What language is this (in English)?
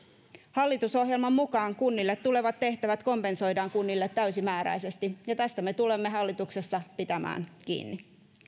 Finnish